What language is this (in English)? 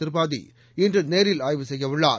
Tamil